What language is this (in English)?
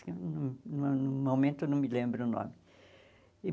Portuguese